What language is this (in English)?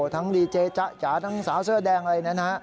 Thai